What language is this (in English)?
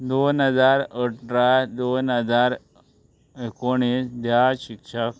Konkani